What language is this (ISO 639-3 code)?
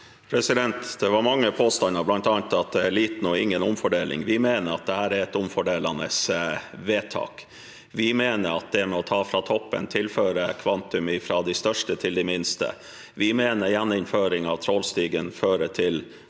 nor